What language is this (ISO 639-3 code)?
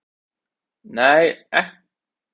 isl